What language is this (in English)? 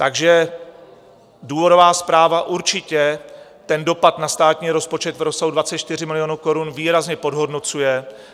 Czech